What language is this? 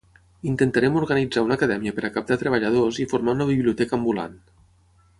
Catalan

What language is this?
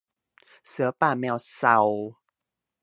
Thai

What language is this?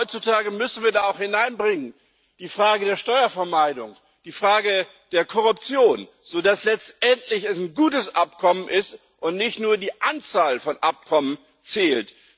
German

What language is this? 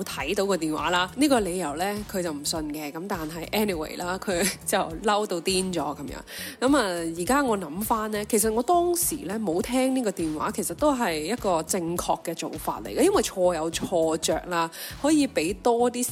Chinese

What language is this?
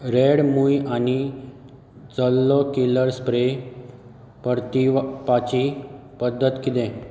Konkani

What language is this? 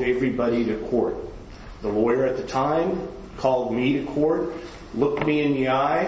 English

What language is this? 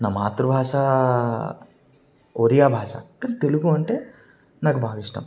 Telugu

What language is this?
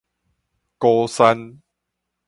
Min Nan Chinese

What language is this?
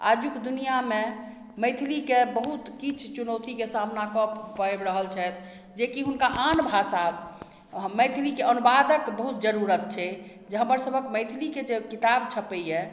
Maithili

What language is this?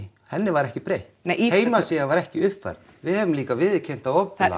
Icelandic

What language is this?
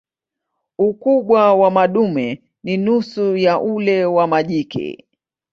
Swahili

